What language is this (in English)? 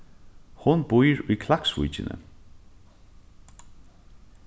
Faroese